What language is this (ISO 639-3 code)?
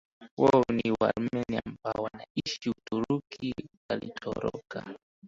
swa